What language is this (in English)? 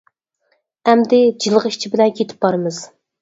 Uyghur